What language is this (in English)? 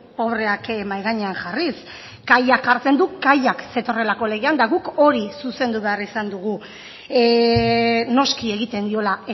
Basque